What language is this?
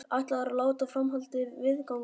Icelandic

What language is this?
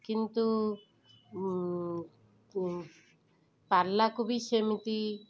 Odia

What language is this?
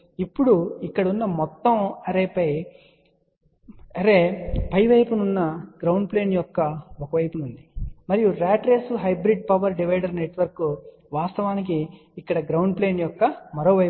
Telugu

